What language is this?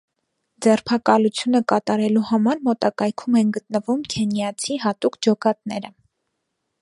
Armenian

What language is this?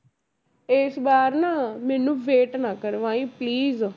Punjabi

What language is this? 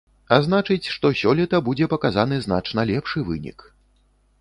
Belarusian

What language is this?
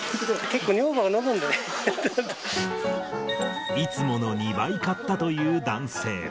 Japanese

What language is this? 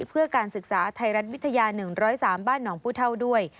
Thai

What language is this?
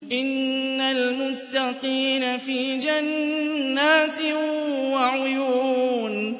Arabic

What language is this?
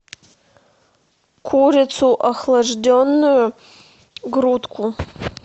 Russian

